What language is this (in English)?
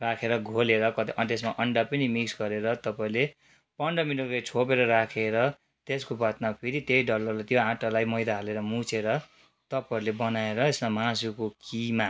Nepali